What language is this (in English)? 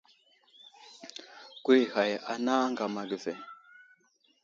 Wuzlam